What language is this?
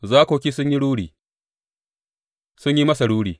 Hausa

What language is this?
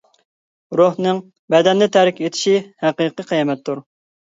Uyghur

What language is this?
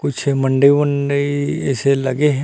Chhattisgarhi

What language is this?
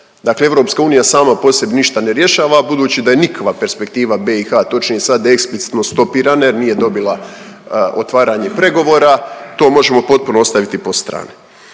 Croatian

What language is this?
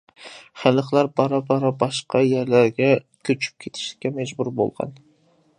Uyghur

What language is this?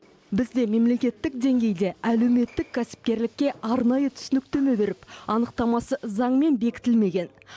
Kazakh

